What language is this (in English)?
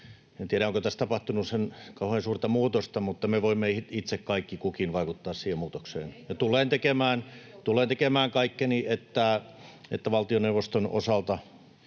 Finnish